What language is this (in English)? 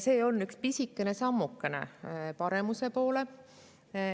Estonian